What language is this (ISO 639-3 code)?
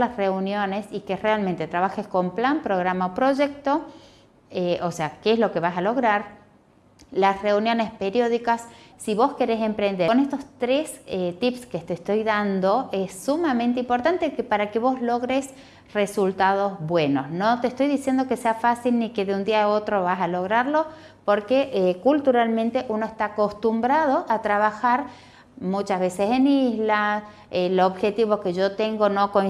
spa